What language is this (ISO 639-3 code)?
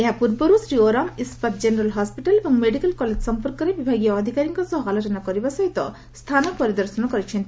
ori